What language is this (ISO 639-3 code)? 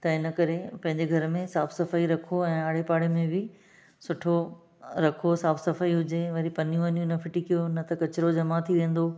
snd